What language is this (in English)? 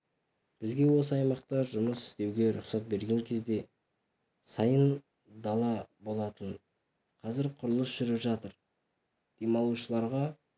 Kazakh